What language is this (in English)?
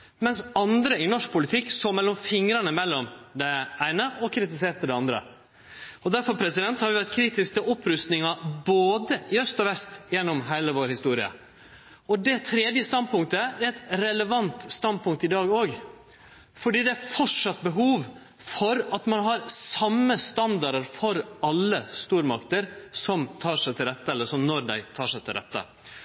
Norwegian Nynorsk